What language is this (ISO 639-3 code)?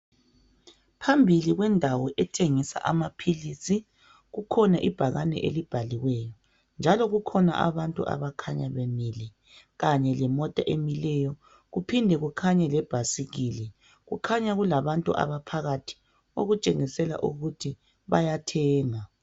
nde